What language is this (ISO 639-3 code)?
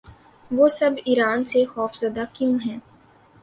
urd